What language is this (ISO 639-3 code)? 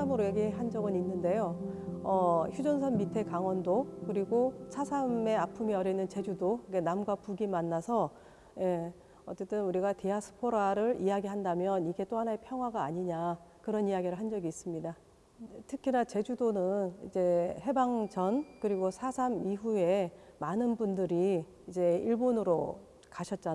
kor